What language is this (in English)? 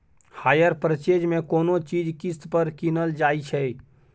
Maithili